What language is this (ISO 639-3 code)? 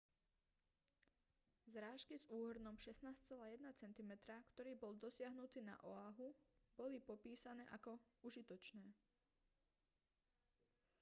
slk